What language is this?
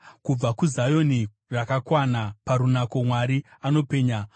Shona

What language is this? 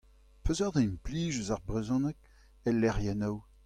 Breton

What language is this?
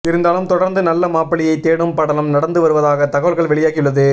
Tamil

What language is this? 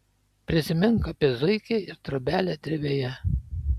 Lithuanian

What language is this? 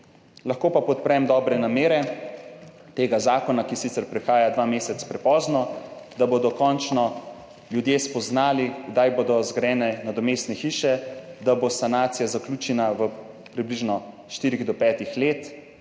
Slovenian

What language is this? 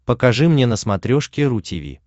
Russian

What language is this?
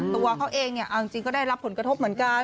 Thai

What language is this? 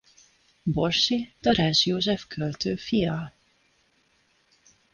Hungarian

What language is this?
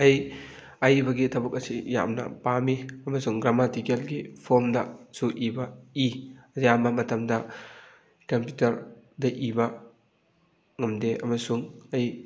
Manipuri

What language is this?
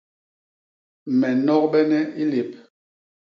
Basaa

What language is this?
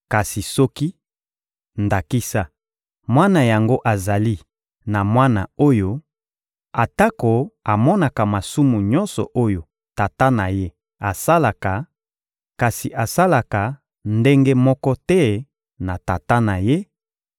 Lingala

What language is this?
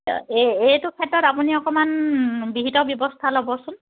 Assamese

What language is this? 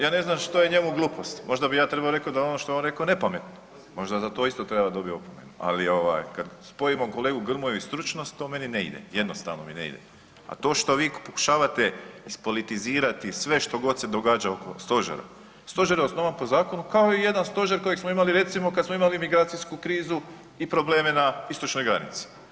Croatian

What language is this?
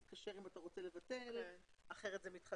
Hebrew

